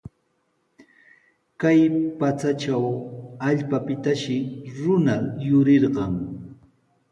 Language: Sihuas Ancash Quechua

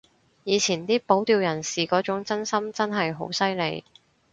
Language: Cantonese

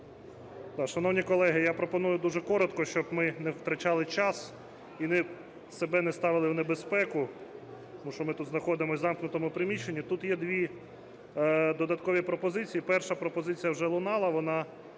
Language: Ukrainian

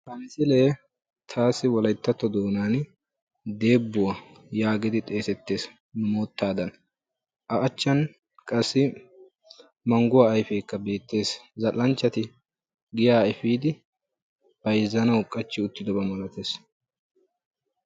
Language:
Wolaytta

